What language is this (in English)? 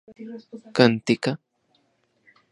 Central Puebla Nahuatl